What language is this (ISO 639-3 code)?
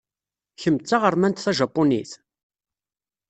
kab